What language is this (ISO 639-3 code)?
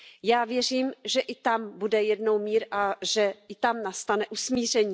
ces